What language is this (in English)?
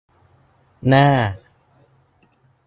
Thai